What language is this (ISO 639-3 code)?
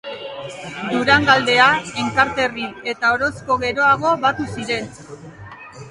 eus